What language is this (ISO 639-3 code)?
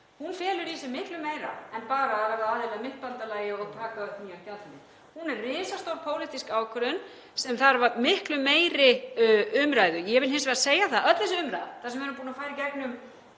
isl